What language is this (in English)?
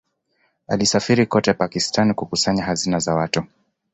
Swahili